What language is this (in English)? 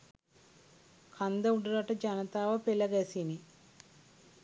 Sinhala